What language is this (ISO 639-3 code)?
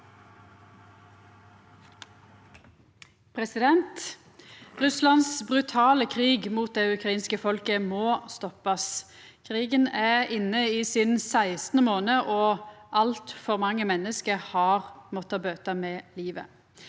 nor